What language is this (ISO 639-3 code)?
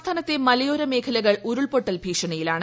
mal